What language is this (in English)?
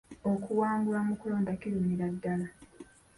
Ganda